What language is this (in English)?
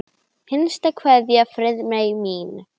Icelandic